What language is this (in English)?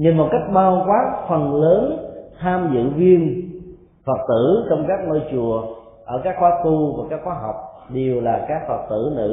Vietnamese